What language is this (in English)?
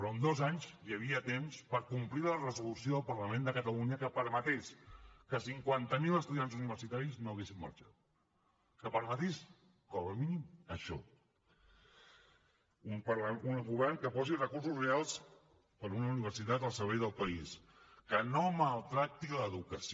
Catalan